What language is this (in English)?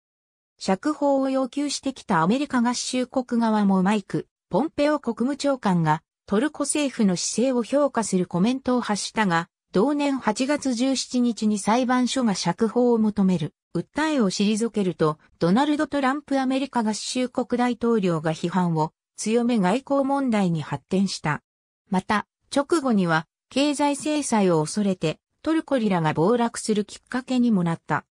Japanese